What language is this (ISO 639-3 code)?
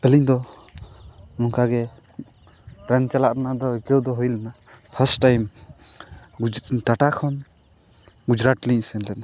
sat